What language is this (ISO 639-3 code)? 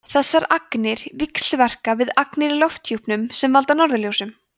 isl